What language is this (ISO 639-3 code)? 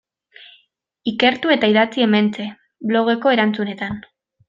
eus